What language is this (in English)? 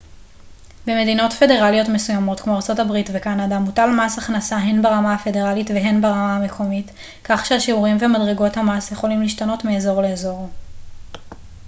Hebrew